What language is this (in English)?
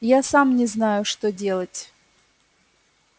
Russian